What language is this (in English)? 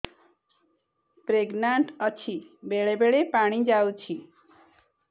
Odia